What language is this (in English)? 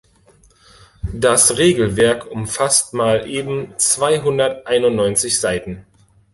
German